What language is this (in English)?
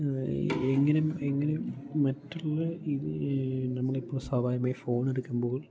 Malayalam